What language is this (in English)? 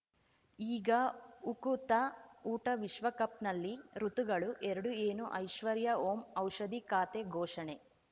Kannada